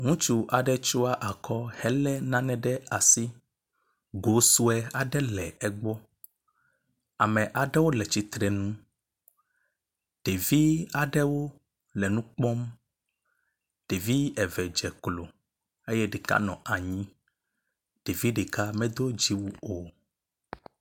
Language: Ewe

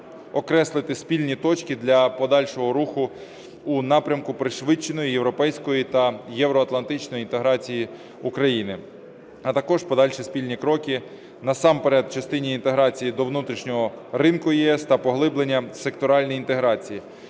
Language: Ukrainian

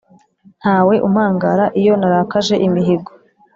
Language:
Kinyarwanda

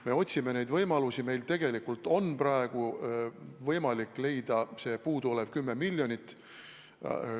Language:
Estonian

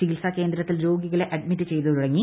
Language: Malayalam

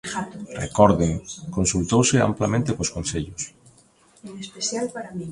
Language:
Galician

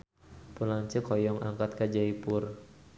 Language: Sundanese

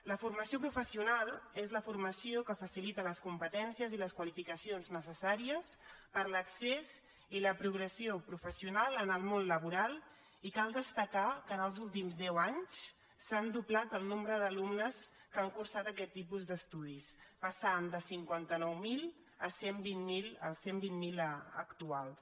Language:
Catalan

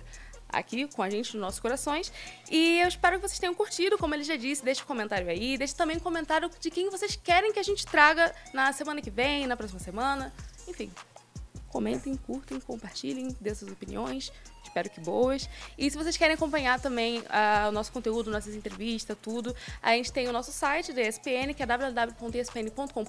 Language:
Portuguese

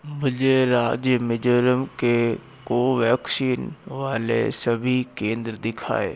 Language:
Hindi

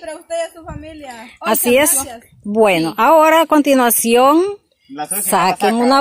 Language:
Spanish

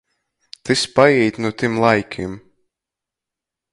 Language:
Latgalian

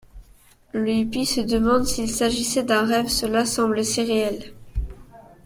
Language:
French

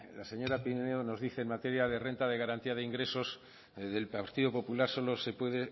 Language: Spanish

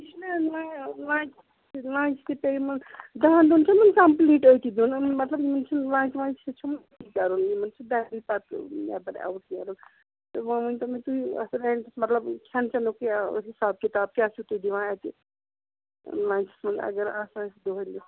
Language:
Kashmiri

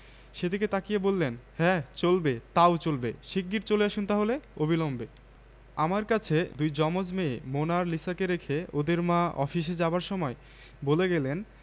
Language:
Bangla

